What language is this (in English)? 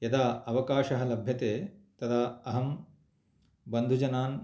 Sanskrit